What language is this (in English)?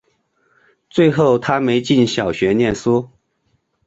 Chinese